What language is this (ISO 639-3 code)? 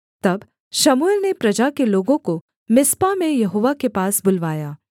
hin